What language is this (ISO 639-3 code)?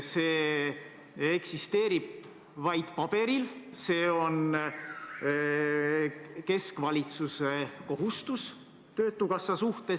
est